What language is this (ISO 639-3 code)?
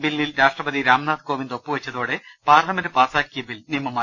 mal